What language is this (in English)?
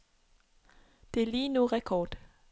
Danish